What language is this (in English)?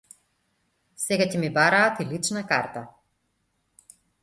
Macedonian